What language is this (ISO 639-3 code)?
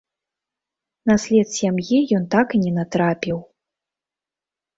bel